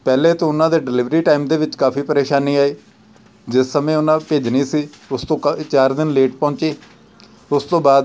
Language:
Punjabi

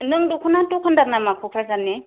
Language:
Bodo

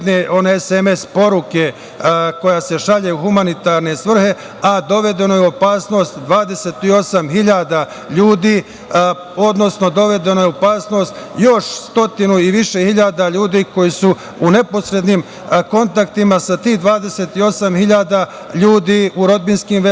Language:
Serbian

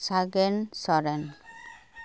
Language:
Santali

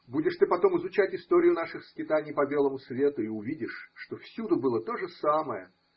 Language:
Russian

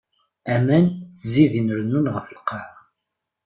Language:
Kabyle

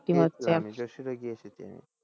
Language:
Bangla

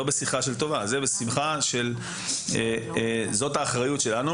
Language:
Hebrew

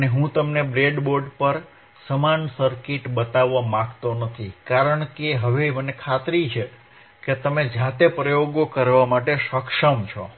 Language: Gujarati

